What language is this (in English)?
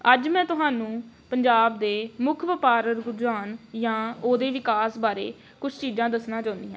Punjabi